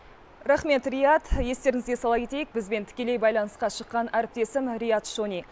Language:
Kazakh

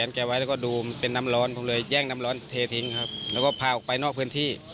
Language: Thai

